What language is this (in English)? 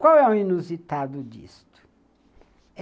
Portuguese